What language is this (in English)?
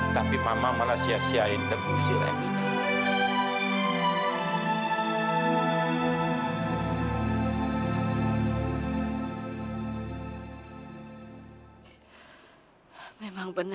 Indonesian